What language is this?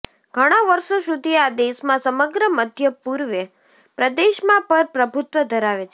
Gujarati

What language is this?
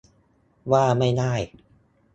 Thai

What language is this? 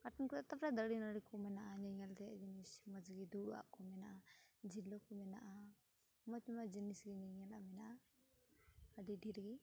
Santali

